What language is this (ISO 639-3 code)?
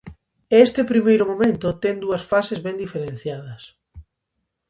glg